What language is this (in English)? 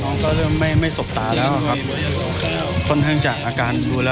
Thai